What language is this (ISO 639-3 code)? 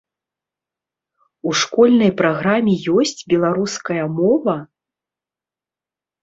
bel